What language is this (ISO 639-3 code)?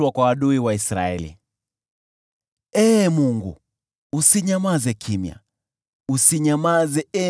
swa